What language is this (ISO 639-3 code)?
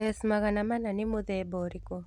kik